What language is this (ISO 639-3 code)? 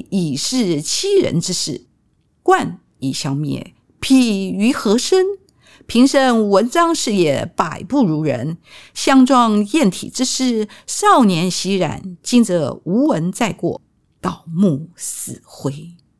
zho